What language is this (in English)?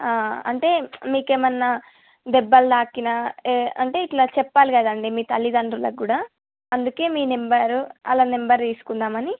Telugu